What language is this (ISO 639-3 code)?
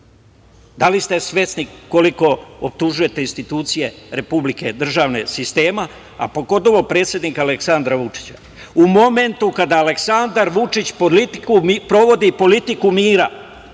srp